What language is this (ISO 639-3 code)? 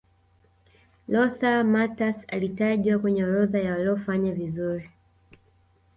swa